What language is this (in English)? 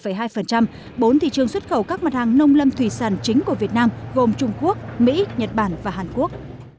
Vietnamese